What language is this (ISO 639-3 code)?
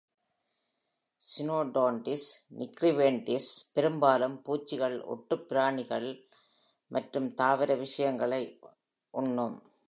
tam